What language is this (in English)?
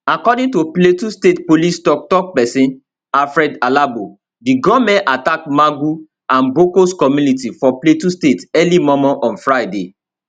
Nigerian Pidgin